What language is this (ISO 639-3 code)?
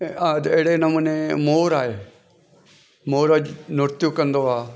snd